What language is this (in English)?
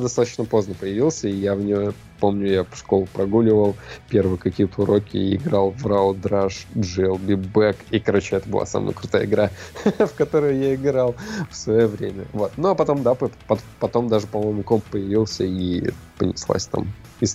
Russian